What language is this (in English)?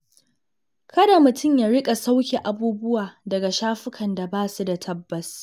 Hausa